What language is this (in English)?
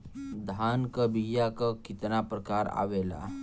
Bhojpuri